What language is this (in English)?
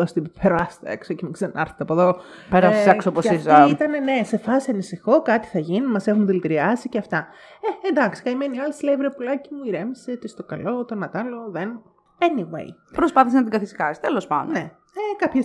Greek